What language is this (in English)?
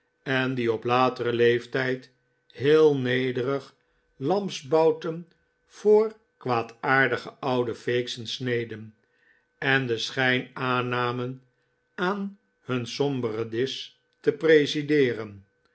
Dutch